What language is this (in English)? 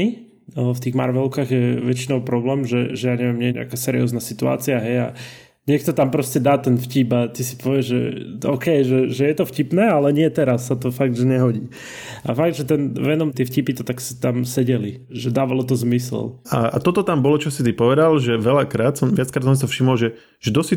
Slovak